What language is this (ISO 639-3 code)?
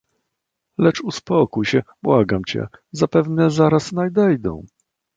pol